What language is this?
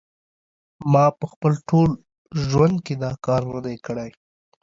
Pashto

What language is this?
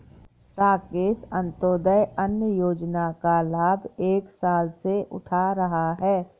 Hindi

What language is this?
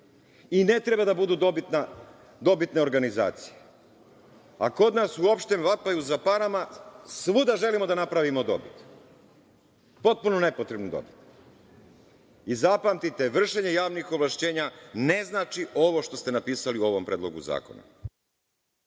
Serbian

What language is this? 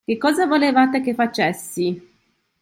Italian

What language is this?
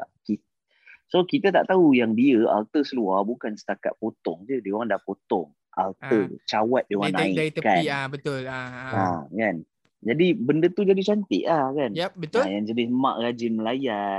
Malay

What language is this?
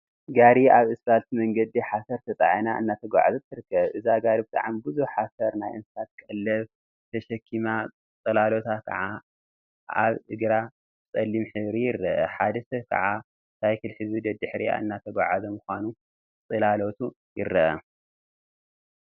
Tigrinya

